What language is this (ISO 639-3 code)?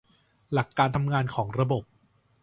tha